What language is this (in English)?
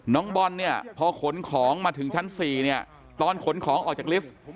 Thai